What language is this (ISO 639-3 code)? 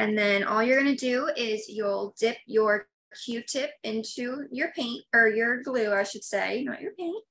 eng